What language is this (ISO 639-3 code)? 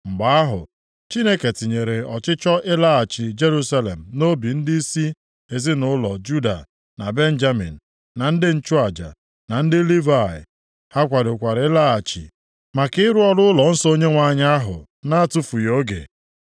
ibo